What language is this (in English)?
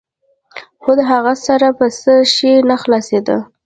Pashto